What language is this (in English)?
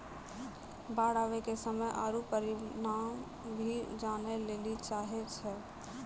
Maithili